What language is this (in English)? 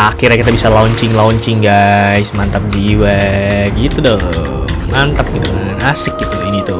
Indonesian